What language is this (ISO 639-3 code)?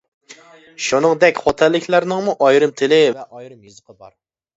uig